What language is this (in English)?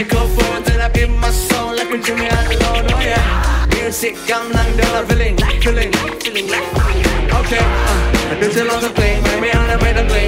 Thai